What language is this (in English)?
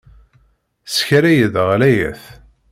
Kabyle